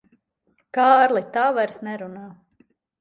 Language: Latvian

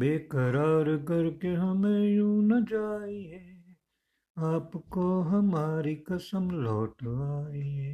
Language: Hindi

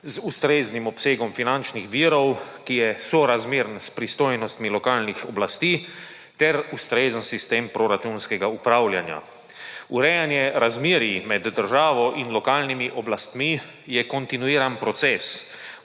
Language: Slovenian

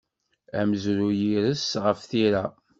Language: Kabyle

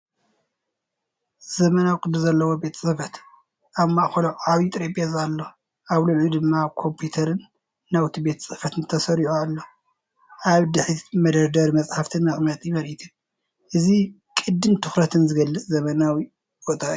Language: Tigrinya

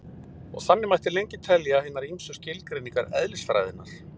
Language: Icelandic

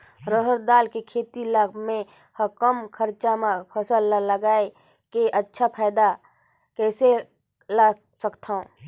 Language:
Chhattisgarhi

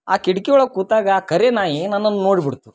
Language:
Kannada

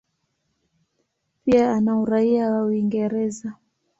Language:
Swahili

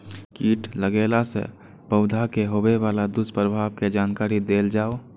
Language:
Maithili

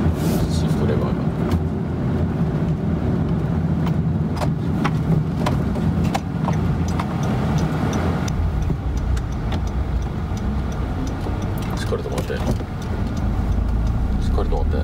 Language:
Japanese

